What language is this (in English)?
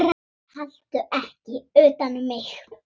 Icelandic